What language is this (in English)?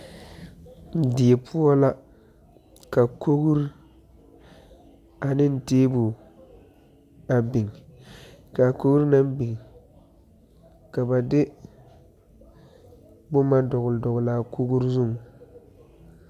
Southern Dagaare